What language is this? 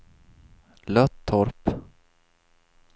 Swedish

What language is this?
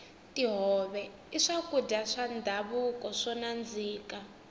Tsonga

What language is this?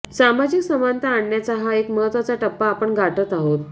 Marathi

